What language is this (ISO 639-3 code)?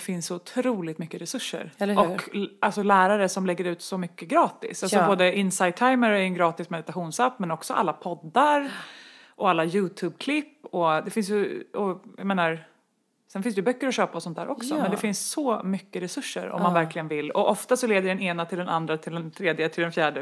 swe